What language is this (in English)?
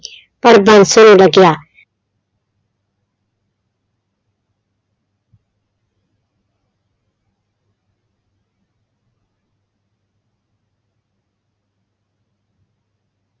Punjabi